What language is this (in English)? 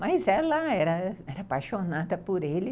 Portuguese